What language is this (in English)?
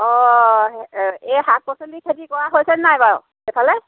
Assamese